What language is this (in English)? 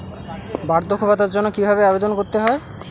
Bangla